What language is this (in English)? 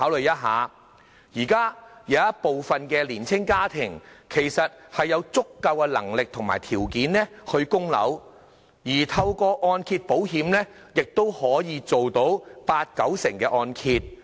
Cantonese